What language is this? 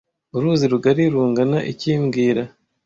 Kinyarwanda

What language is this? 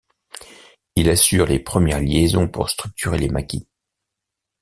French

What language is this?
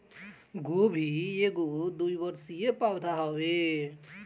Bhojpuri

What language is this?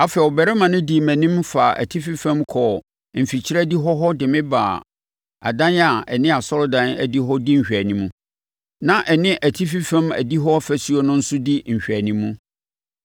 Akan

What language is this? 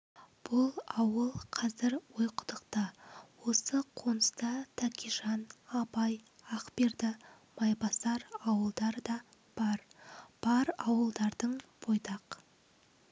Kazakh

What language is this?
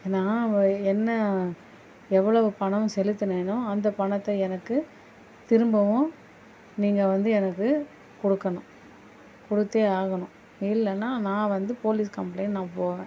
Tamil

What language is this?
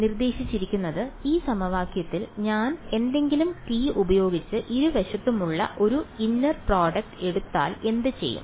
Malayalam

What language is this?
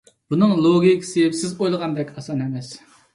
Uyghur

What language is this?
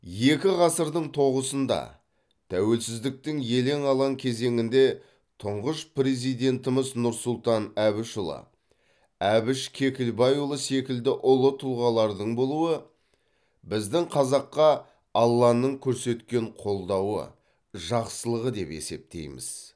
Kazakh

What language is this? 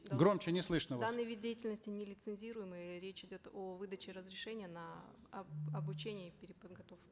Kazakh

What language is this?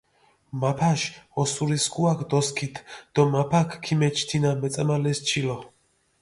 Mingrelian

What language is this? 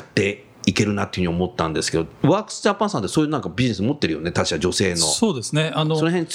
Japanese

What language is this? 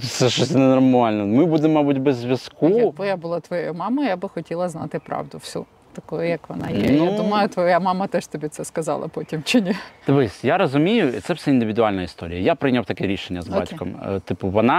Ukrainian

